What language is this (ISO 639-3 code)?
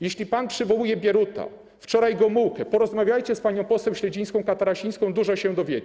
pol